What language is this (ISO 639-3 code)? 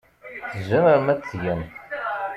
kab